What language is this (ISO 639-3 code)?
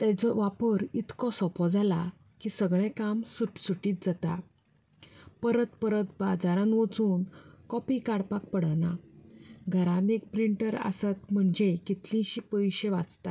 kok